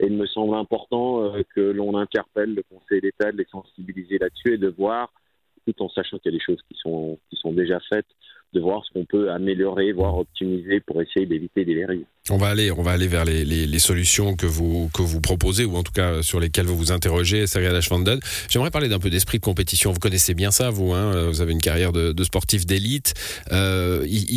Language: French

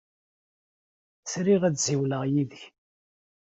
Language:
Kabyle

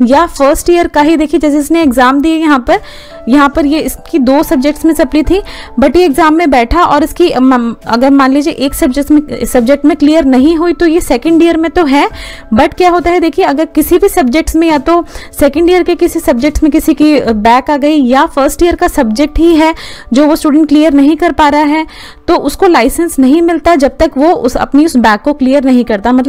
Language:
Hindi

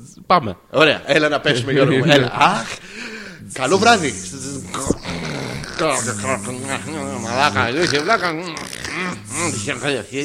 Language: Greek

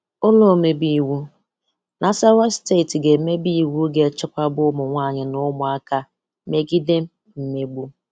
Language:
Igbo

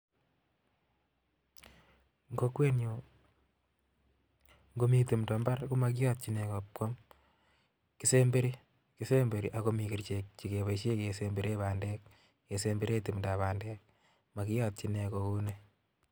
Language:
Kalenjin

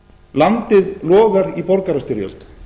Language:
Icelandic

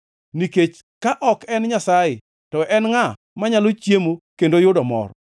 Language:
Luo (Kenya and Tanzania)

